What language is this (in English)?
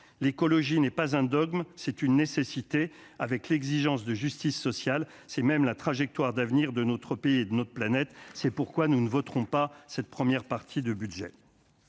French